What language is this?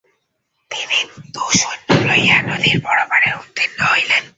Bangla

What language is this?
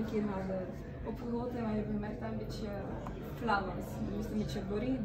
Dutch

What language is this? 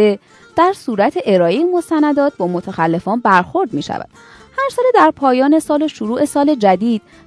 Persian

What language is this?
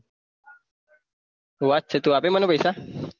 Gujarati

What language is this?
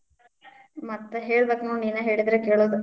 Kannada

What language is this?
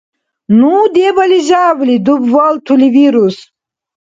Dargwa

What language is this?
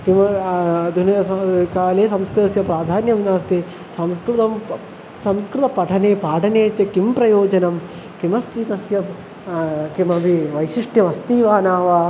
Sanskrit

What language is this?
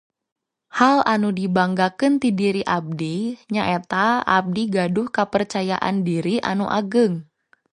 Sundanese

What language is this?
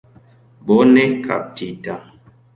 Esperanto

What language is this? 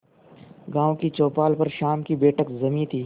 Hindi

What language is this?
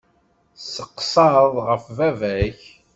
Kabyle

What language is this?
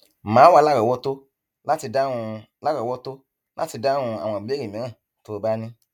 Yoruba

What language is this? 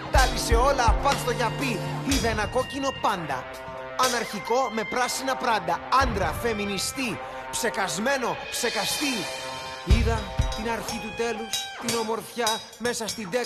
Greek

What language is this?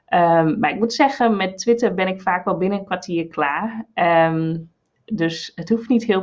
Dutch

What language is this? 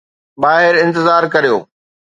Sindhi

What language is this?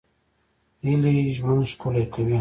Pashto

